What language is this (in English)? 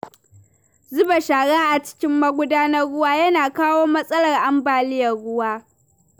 Hausa